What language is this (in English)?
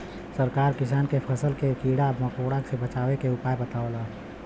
Bhojpuri